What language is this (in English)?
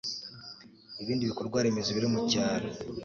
Kinyarwanda